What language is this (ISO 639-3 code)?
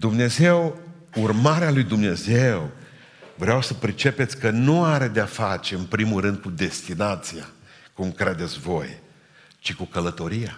ron